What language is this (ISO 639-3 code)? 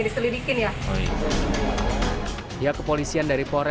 ind